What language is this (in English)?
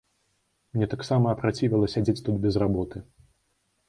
Belarusian